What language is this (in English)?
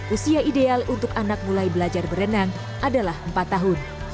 Indonesian